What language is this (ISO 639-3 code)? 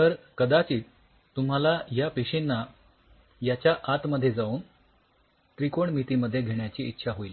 mar